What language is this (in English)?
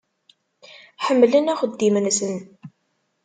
Kabyle